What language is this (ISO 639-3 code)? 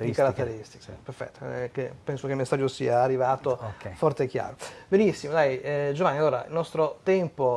ita